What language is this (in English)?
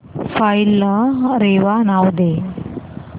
Marathi